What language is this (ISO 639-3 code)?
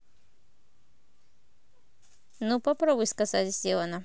rus